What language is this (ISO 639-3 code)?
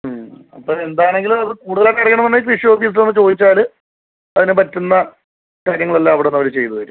mal